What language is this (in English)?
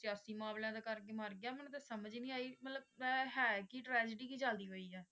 Punjabi